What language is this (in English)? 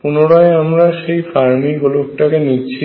Bangla